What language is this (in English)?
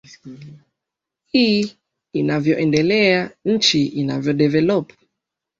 Swahili